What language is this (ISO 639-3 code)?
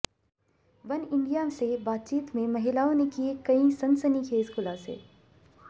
hin